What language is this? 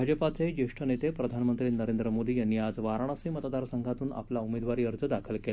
Marathi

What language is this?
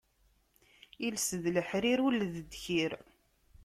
Kabyle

